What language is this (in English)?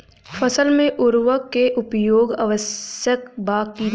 Bhojpuri